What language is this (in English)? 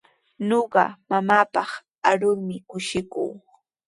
Sihuas Ancash Quechua